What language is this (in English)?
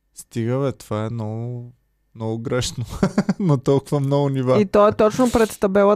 Bulgarian